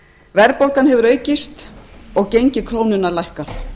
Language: Icelandic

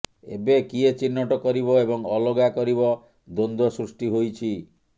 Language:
Odia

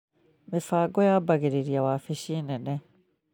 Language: Kikuyu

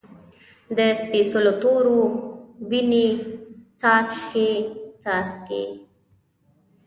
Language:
Pashto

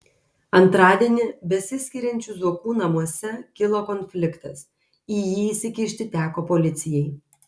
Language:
Lithuanian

